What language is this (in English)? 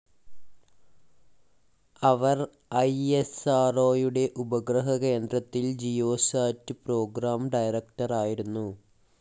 Malayalam